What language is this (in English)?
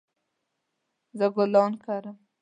Pashto